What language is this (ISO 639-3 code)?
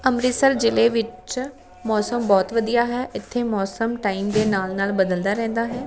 pan